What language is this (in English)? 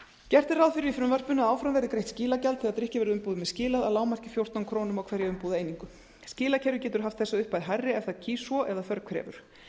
Icelandic